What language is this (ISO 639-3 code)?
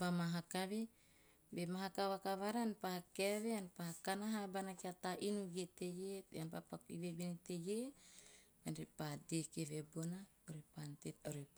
tio